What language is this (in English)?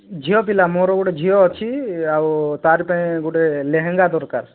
Odia